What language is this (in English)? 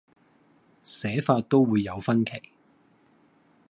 Cantonese